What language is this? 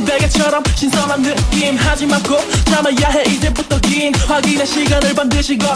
Spanish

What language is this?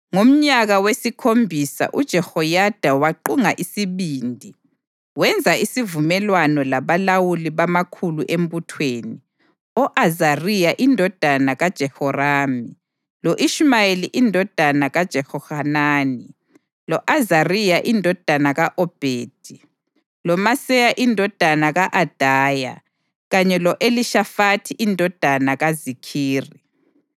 North Ndebele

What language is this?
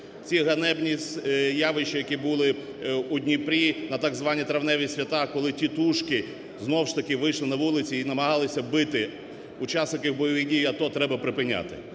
Ukrainian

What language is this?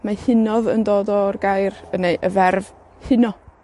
Welsh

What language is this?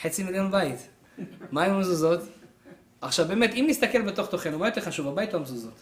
Hebrew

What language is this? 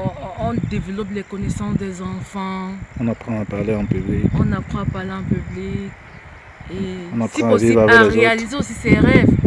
French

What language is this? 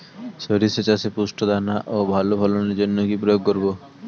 Bangla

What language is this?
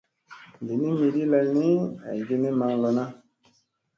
Musey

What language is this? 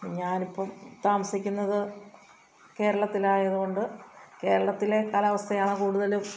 Malayalam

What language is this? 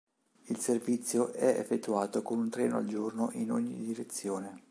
Italian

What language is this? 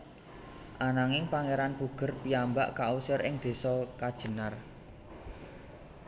Javanese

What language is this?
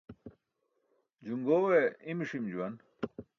Burushaski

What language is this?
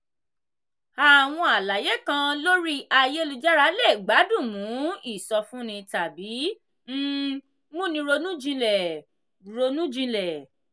Yoruba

